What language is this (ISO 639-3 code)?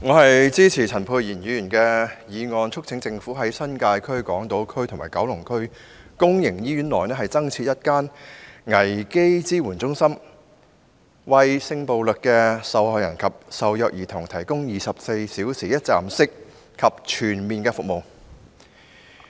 yue